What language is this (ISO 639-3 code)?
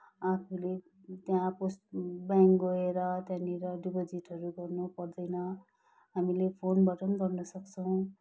nep